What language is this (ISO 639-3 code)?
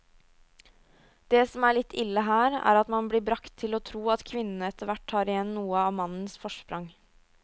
nor